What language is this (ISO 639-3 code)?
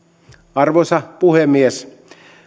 fin